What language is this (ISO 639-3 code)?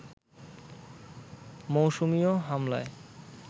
ben